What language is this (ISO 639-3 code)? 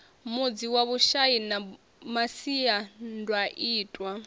ven